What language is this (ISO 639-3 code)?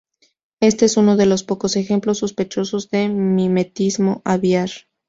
spa